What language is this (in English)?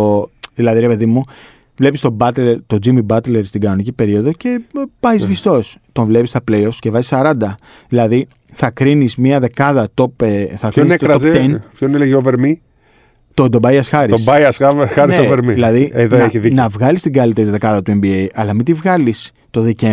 Greek